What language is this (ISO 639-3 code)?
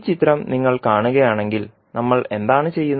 mal